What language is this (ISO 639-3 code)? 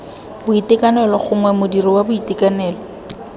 tsn